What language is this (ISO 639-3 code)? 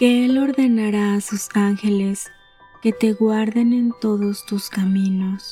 spa